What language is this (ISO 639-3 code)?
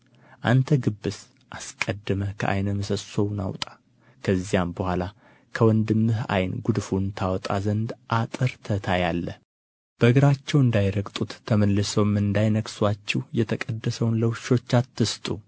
amh